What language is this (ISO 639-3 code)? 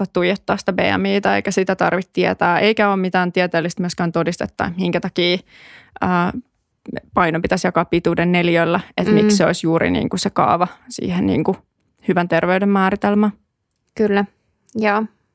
fin